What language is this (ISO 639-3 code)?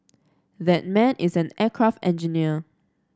eng